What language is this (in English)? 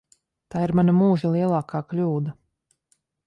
Latvian